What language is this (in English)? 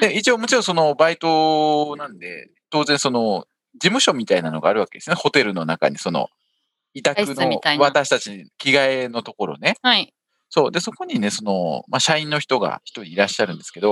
Japanese